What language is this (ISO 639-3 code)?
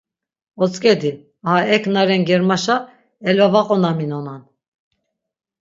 lzz